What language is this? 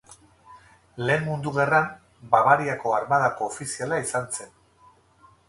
Basque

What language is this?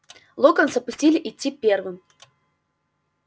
Russian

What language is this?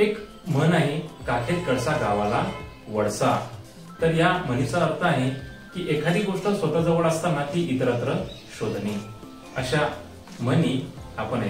Hindi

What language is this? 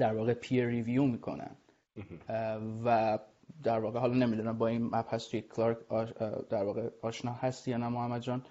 Persian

